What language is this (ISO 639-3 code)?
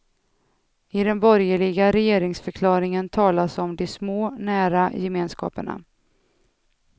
swe